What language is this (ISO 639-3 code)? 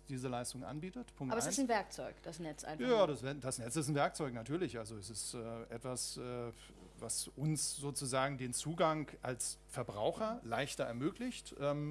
deu